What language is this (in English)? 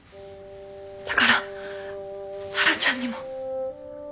Japanese